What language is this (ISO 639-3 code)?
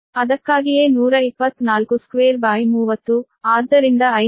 kan